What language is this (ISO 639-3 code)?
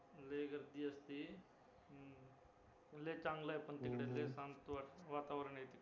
mar